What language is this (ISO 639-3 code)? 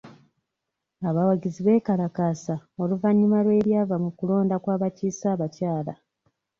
lug